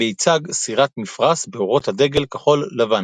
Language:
Hebrew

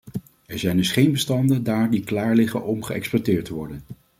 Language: Dutch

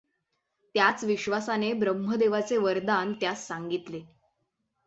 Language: Marathi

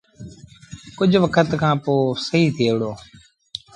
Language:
Sindhi Bhil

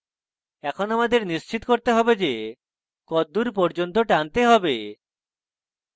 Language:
Bangla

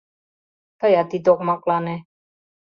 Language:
Mari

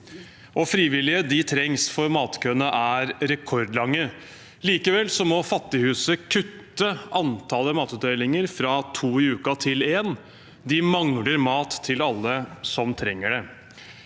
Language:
Norwegian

